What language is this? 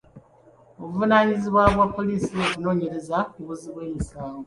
Ganda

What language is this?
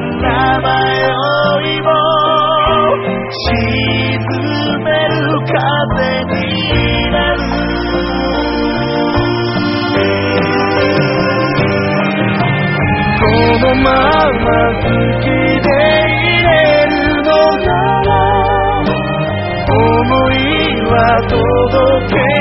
Spanish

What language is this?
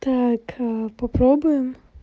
Russian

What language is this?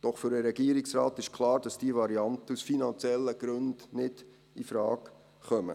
Swiss German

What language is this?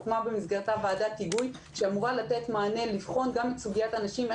Hebrew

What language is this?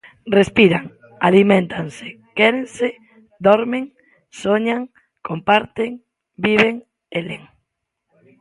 Galician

